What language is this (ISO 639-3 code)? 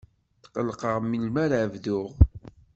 kab